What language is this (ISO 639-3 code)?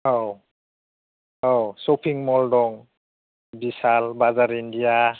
brx